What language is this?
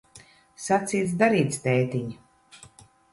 Latvian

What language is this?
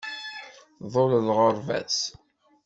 Kabyle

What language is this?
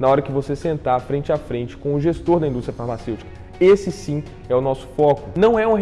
Portuguese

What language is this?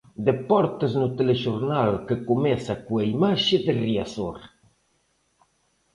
Galician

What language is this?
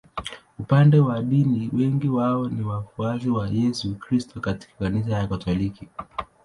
Swahili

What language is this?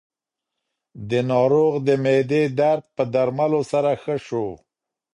Pashto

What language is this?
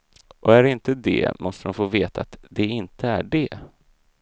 Swedish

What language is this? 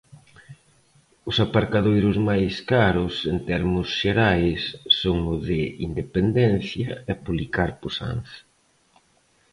Galician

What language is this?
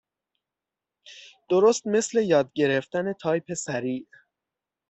Persian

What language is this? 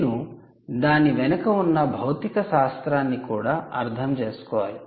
Telugu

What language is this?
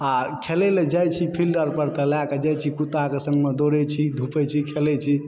Maithili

